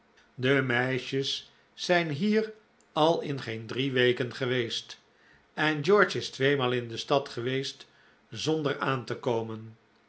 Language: Dutch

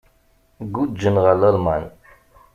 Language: Kabyle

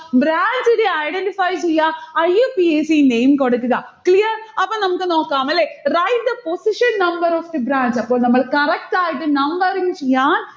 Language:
Malayalam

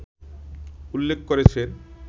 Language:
Bangla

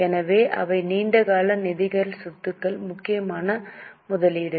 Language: Tamil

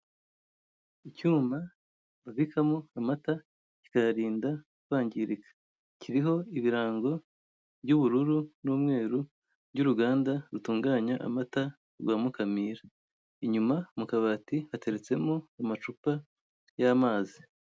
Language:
Kinyarwanda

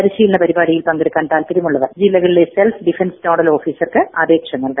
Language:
Malayalam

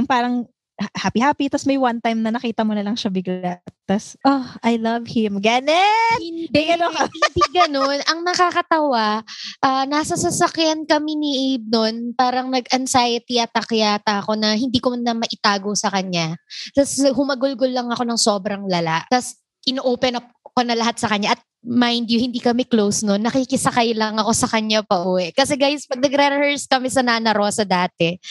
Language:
Filipino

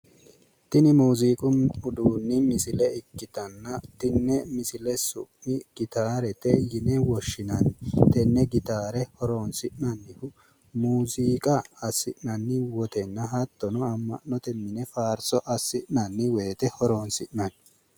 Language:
Sidamo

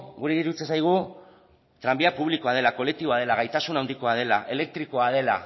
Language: Basque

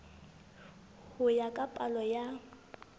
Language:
Southern Sotho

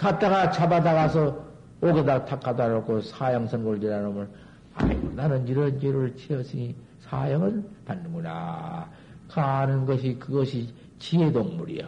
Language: Korean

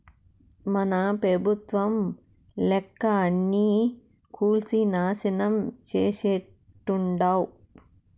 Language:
Telugu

